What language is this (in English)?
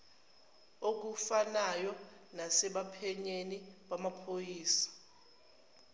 Zulu